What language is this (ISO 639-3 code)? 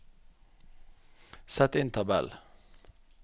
nor